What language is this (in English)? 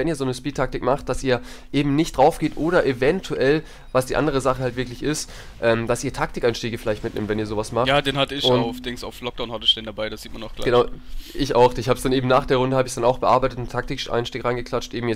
German